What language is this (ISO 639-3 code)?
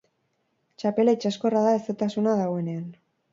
eus